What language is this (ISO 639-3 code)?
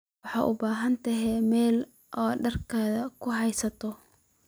som